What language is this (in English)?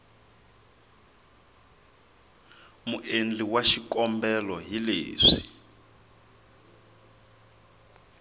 Tsonga